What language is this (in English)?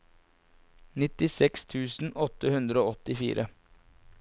Norwegian